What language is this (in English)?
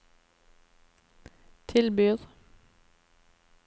Norwegian